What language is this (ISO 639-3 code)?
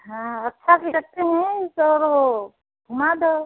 hin